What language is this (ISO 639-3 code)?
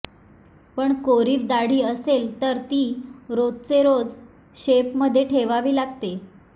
mar